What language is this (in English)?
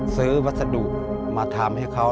Thai